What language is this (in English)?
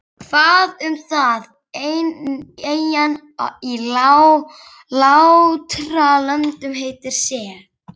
Icelandic